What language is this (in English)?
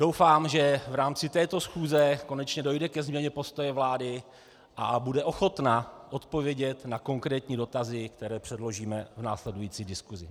Czech